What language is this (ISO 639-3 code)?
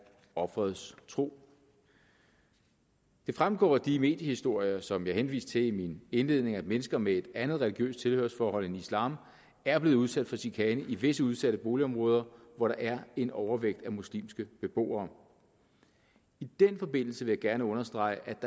dan